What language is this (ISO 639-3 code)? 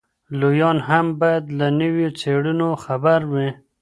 pus